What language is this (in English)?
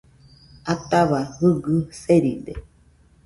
Nüpode Huitoto